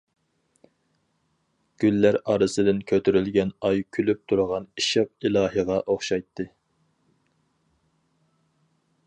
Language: Uyghur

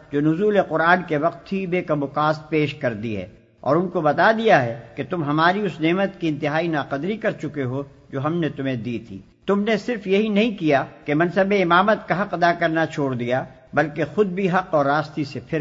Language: Urdu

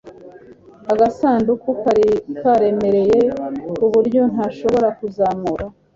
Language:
Kinyarwanda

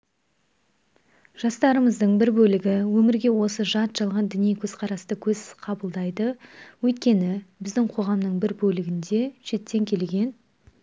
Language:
Kazakh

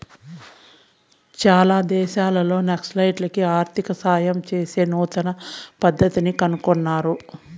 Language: Telugu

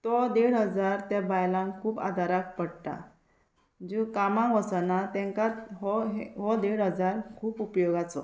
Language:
Konkani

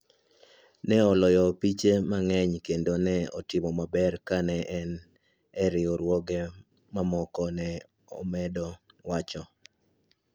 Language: Luo (Kenya and Tanzania)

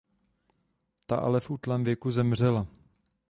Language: Czech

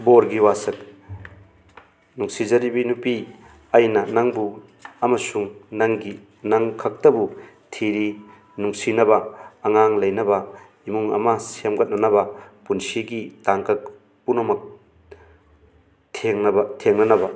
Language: Manipuri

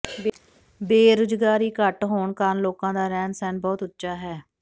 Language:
Punjabi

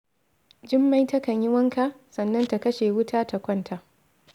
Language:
Hausa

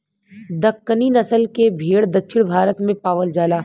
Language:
Bhojpuri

